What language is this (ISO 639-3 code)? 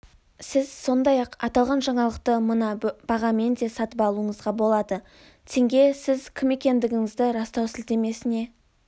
kaz